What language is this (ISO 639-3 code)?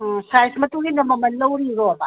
mni